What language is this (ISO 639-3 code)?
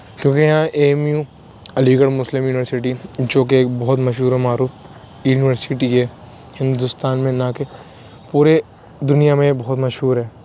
urd